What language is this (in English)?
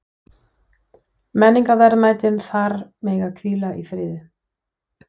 Icelandic